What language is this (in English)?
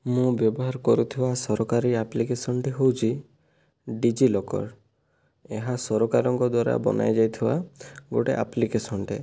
Odia